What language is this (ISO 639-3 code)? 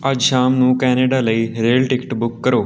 pan